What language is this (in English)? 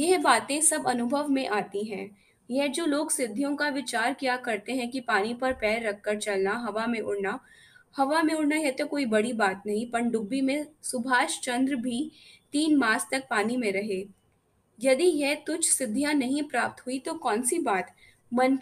Hindi